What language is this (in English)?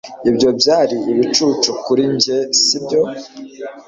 Kinyarwanda